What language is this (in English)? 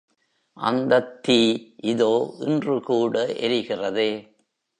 Tamil